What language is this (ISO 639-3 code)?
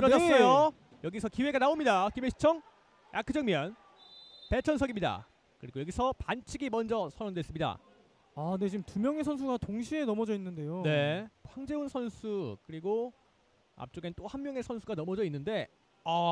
kor